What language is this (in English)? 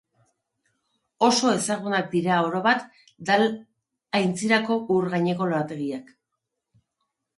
Basque